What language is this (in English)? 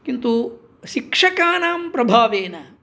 Sanskrit